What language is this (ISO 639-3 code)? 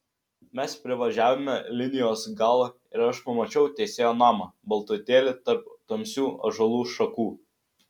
lit